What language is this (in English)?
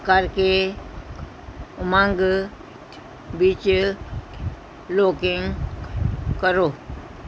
Punjabi